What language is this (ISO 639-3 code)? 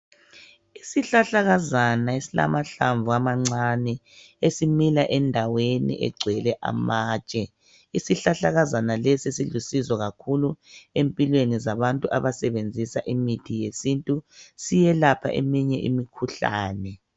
nde